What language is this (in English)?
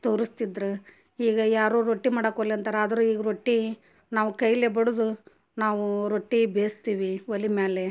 Kannada